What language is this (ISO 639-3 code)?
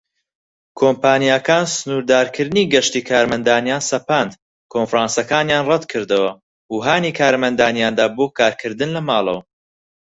ckb